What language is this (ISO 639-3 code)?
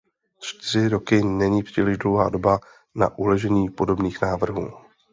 ces